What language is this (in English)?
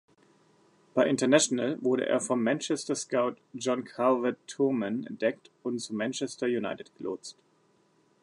German